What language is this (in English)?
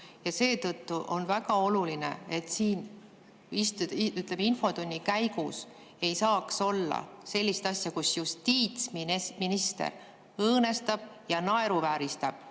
Estonian